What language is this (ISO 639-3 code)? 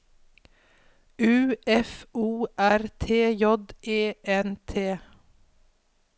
nor